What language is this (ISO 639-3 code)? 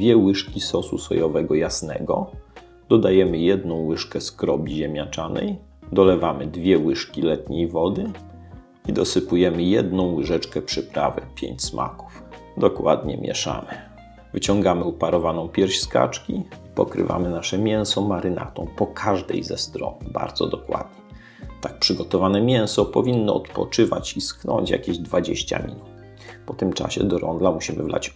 pol